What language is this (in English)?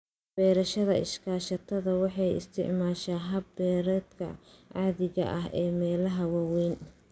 Somali